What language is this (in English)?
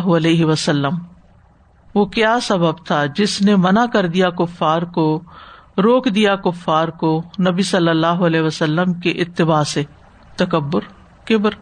Urdu